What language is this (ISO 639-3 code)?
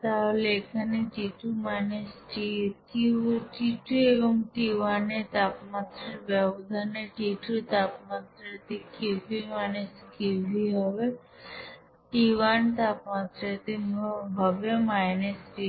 ben